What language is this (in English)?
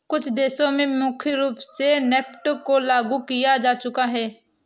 Hindi